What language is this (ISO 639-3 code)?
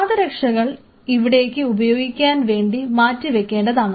mal